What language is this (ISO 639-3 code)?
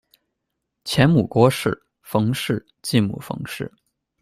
zho